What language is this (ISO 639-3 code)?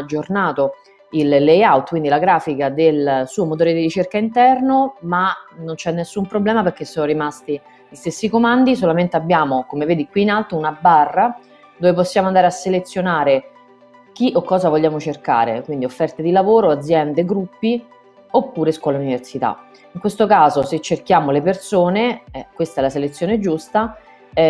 ita